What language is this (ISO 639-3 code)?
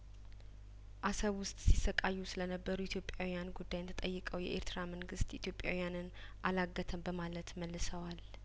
amh